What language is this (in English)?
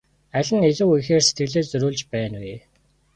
Mongolian